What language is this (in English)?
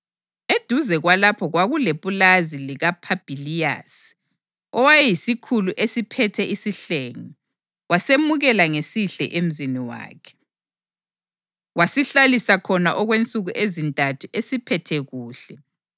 North Ndebele